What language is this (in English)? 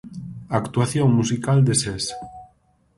Galician